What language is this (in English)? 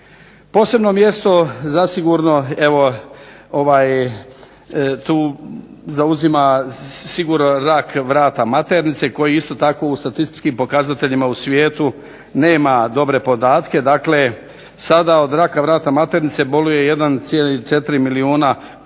Croatian